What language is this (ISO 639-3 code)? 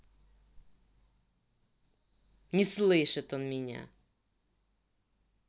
rus